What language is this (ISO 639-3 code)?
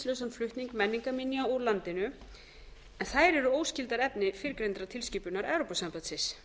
isl